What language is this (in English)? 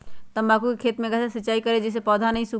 Magahi